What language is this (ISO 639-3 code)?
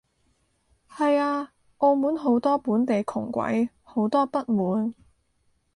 yue